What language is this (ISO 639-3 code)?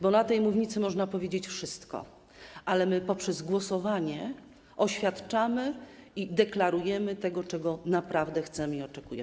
pol